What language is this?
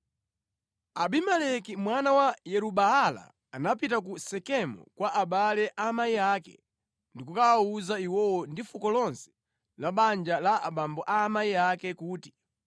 Nyanja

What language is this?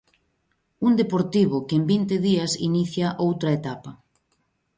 Galician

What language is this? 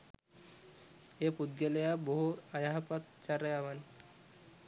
Sinhala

